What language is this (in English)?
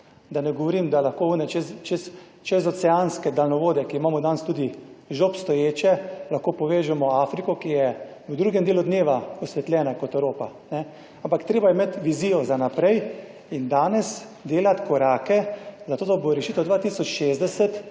Slovenian